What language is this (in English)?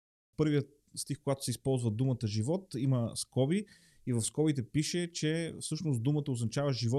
Bulgarian